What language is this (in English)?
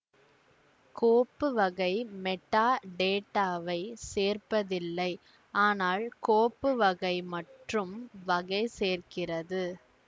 Tamil